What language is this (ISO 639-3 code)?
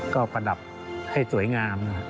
tha